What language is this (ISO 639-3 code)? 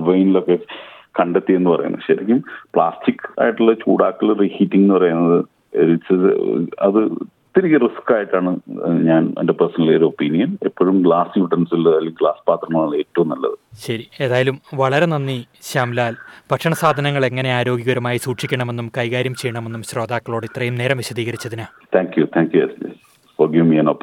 mal